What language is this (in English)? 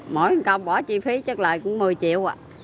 Vietnamese